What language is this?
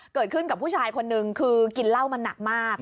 Thai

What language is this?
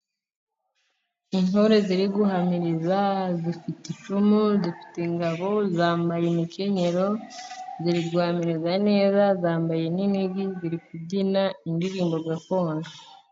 Kinyarwanda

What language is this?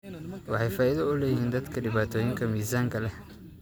Somali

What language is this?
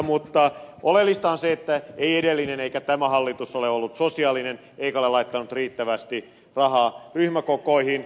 Finnish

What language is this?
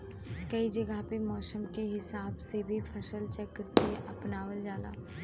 Bhojpuri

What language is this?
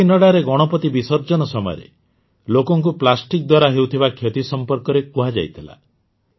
Odia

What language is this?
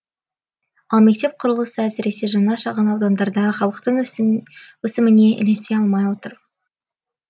Kazakh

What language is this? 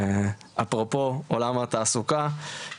Hebrew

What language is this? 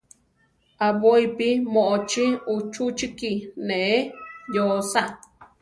Central Tarahumara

